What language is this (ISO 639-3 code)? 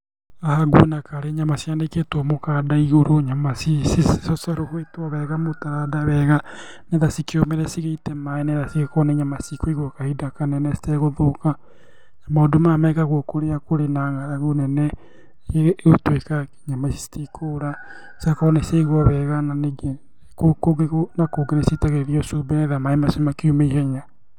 kik